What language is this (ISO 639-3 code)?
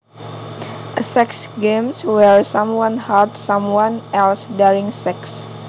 jav